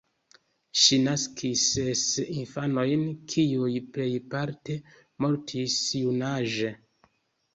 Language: Esperanto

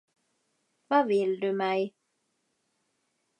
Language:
Swedish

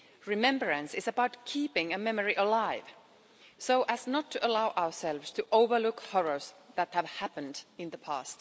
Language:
English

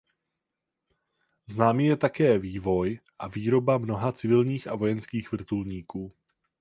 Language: Czech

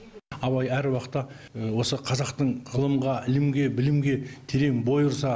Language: Kazakh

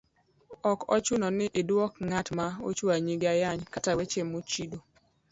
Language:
Luo (Kenya and Tanzania)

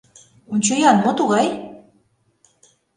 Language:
Mari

